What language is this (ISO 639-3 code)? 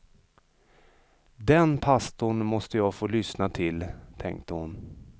swe